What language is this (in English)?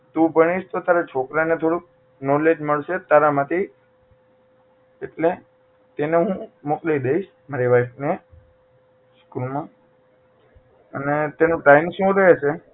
Gujarati